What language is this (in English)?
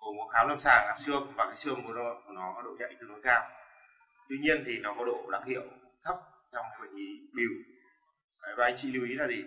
Vietnamese